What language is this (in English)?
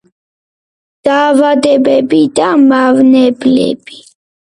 Georgian